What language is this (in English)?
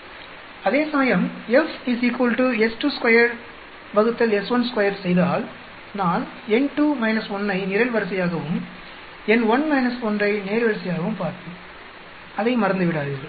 Tamil